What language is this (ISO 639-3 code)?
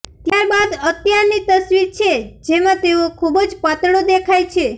guj